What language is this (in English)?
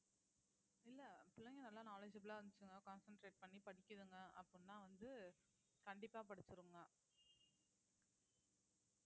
Tamil